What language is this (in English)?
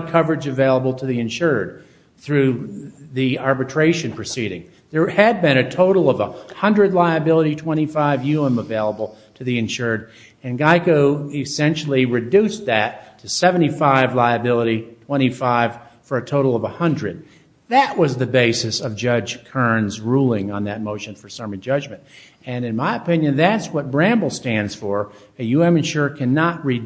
English